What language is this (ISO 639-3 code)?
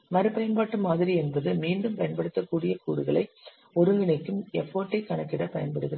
tam